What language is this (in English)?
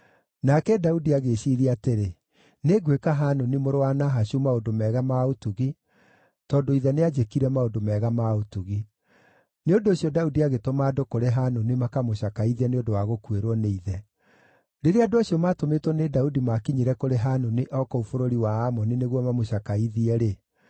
Kikuyu